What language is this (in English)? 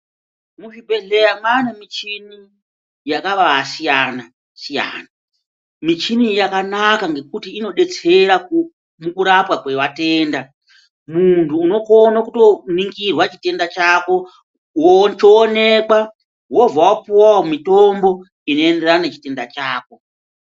Ndau